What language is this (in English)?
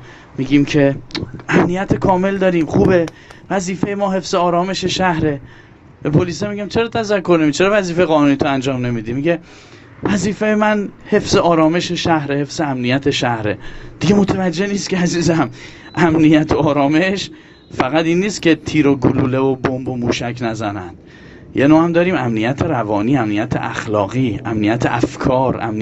Persian